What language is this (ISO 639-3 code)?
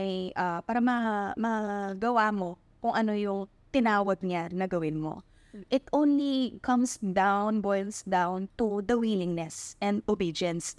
fil